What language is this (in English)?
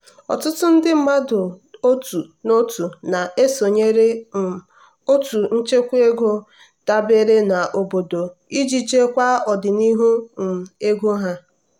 Igbo